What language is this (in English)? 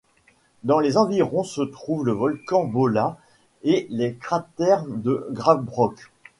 French